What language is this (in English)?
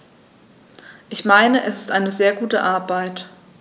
German